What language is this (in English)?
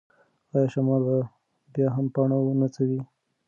Pashto